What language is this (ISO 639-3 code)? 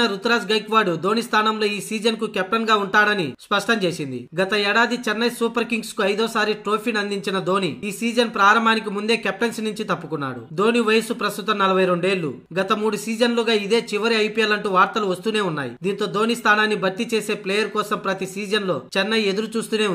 tel